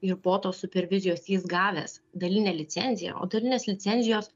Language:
Lithuanian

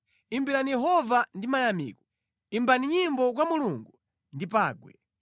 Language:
Nyanja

